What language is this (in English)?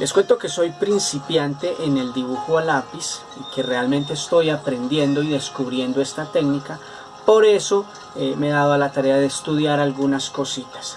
Spanish